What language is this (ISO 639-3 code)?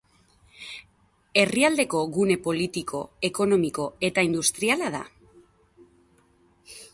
eus